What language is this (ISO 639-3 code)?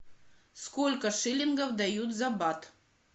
rus